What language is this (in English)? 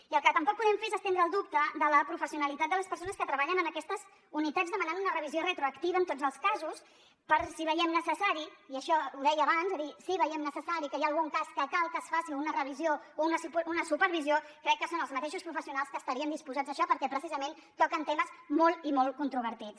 Catalan